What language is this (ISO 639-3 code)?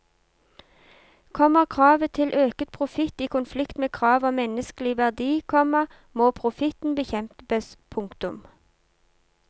nor